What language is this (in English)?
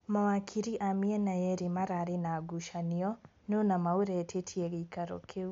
Kikuyu